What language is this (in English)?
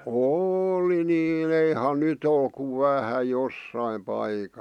Finnish